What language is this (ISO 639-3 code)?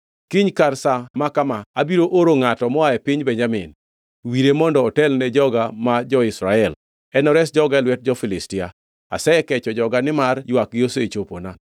luo